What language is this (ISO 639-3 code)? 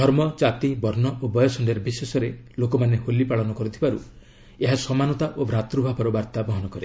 ori